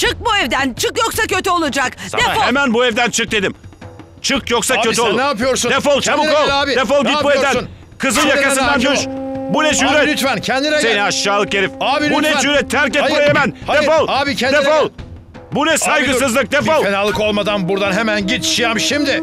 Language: Turkish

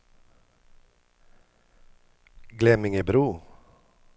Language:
Swedish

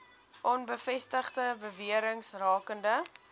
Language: Afrikaans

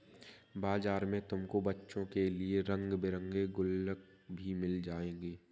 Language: Hindi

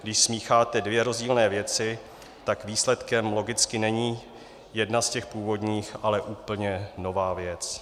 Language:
Czech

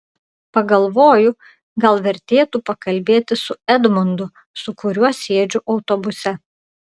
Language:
Lithuanian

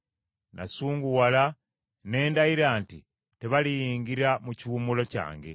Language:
Ganda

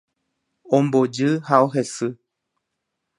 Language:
Guarani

